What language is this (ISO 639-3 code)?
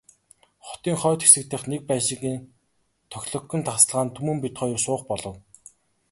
mon